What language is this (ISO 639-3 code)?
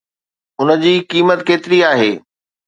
snd